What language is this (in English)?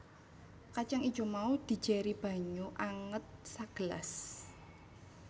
Javanese